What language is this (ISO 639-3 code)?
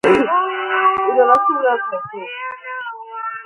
kat